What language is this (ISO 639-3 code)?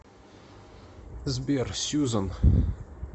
rus